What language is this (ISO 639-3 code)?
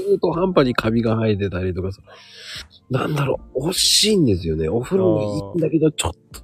jpn